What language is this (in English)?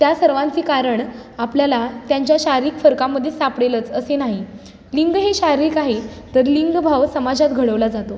Marathi